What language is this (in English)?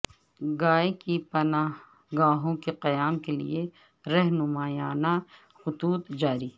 Urdu